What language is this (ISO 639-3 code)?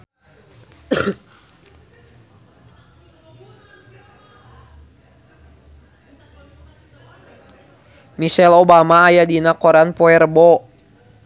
sun